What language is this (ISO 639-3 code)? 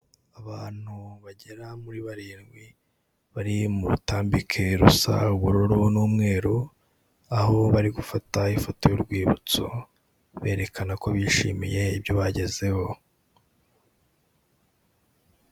kin